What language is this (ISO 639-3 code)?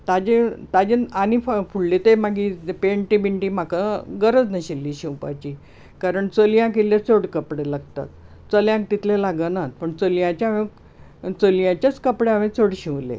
kok